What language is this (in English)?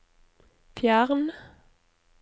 Norwegian